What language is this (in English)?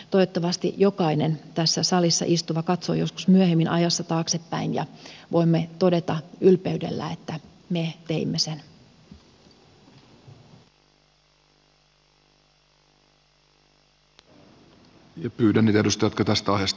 Finnish